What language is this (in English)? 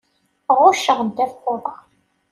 Kabyle